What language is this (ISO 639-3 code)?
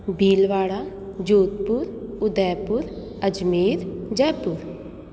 snd